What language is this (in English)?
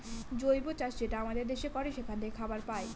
Bangla